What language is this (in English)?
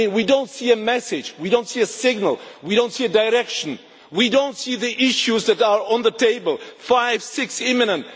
English